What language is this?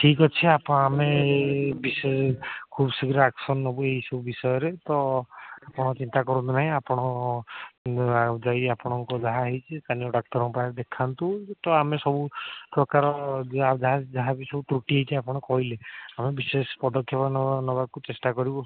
Odia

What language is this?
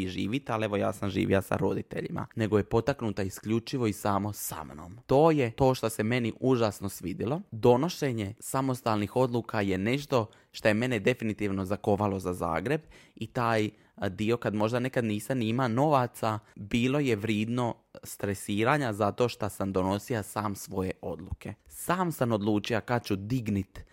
Croatian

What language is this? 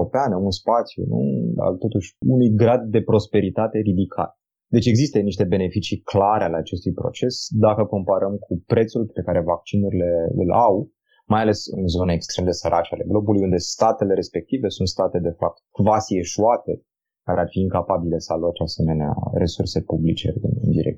Romanian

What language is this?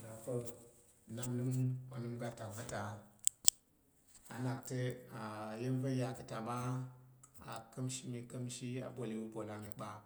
Tarok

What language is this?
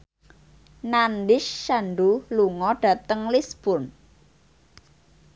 Javanese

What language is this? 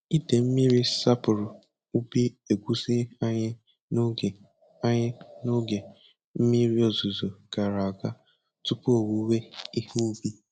Igbo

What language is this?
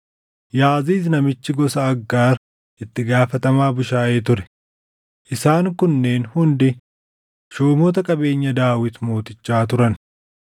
Oromo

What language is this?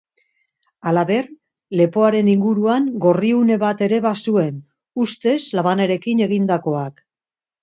Basque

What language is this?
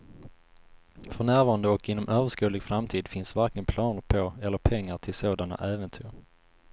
Swedish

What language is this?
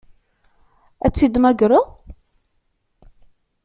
Kabyle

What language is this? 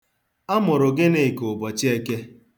Igbo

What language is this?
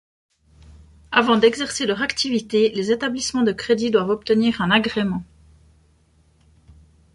French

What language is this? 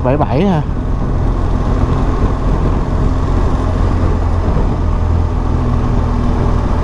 Vietnamese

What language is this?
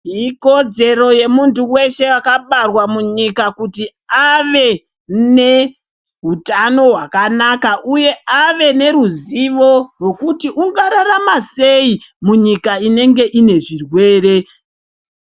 Ndau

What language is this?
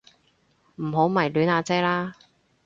Cantonese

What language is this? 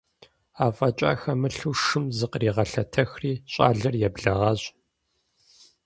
Kabardian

